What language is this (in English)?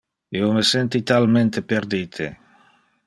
Interlingua